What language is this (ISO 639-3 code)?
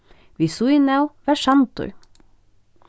fao